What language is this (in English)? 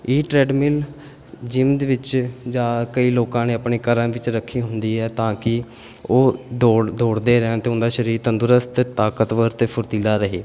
Punjabi